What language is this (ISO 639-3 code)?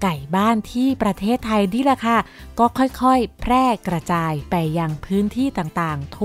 tha